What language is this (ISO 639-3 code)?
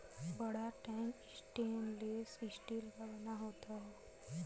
hin